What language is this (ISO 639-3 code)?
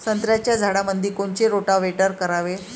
mar